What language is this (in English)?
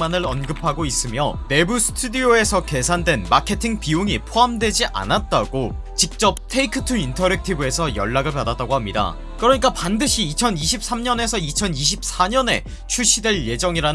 Korean